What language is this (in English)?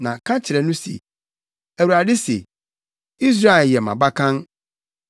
Akan